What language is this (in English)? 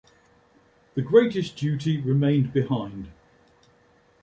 English